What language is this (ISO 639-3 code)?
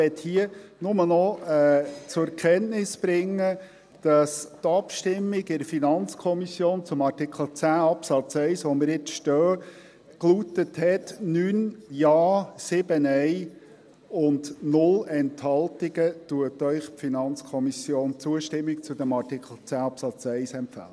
gsw